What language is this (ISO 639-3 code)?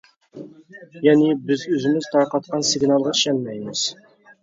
uig